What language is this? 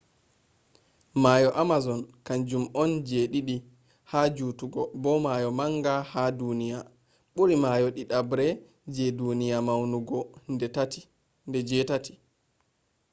Fula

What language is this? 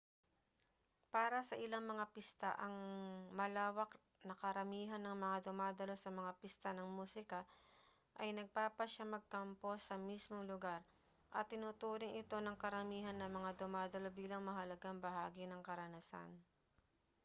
Filipino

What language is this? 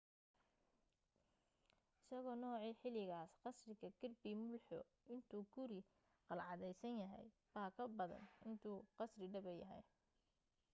Somali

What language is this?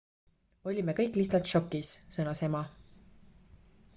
Estonian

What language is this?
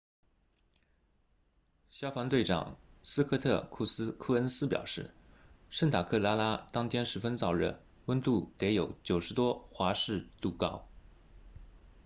Chinese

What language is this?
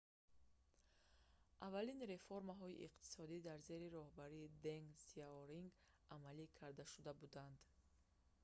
Tajik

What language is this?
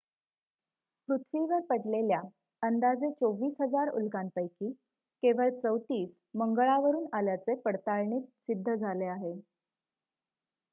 Marathi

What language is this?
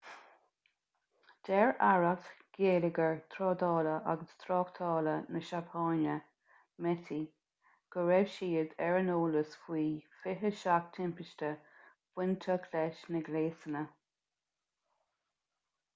Irish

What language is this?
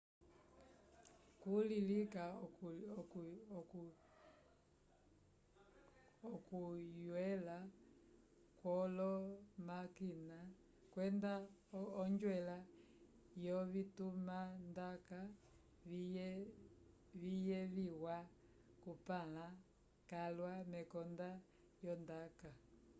Umbundu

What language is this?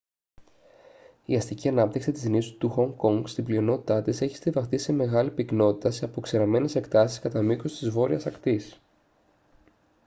Greek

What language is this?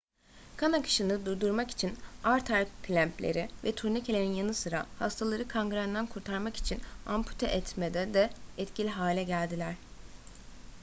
Turkish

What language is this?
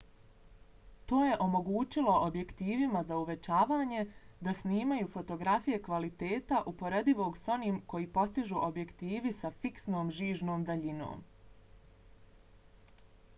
Bosnian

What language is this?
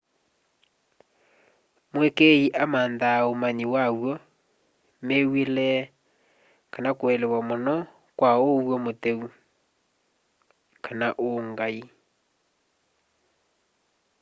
Kamba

